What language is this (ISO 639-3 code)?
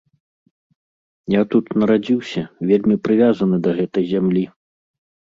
bel